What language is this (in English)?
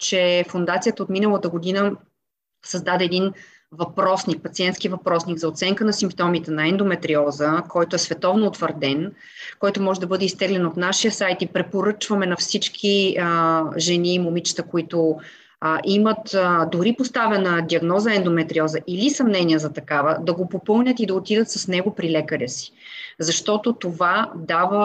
Bulgarian